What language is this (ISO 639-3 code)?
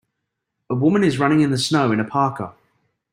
eng